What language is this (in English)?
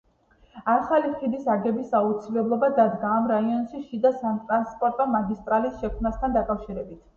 Georgian